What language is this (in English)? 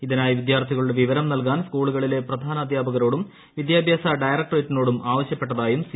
Malayalam